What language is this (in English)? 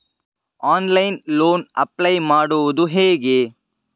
Kannada